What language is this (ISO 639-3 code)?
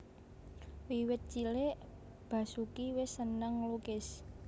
jav